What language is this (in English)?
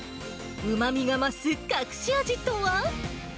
Japanese